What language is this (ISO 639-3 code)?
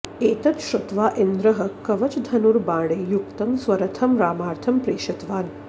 san